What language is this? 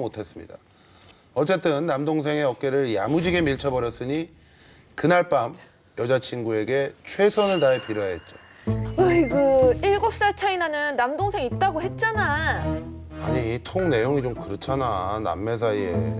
Korean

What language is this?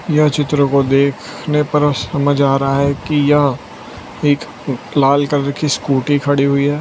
Hindi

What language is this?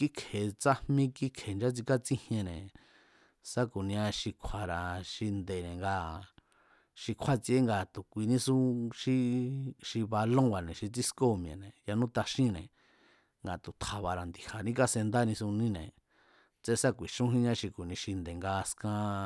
Mazatlán Mazatec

